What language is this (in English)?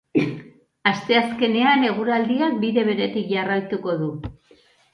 Basque